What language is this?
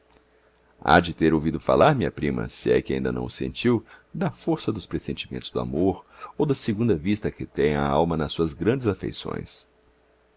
Portuguese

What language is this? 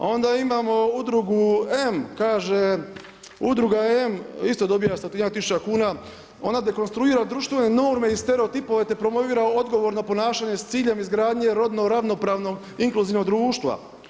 Croatian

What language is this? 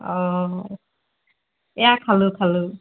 Assamese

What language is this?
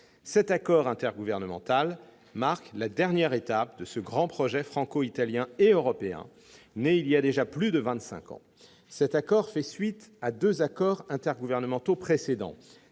French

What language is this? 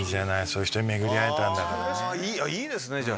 Japanese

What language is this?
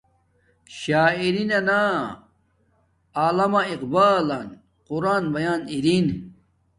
Domaaki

